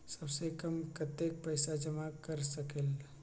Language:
Magahi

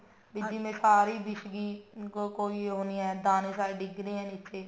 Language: Punjabi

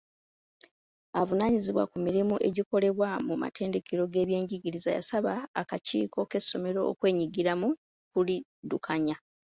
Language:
Ganda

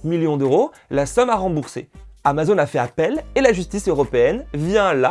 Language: French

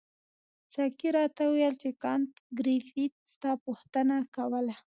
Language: Pashto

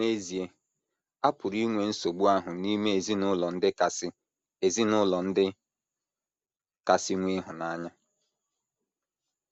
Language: Igbo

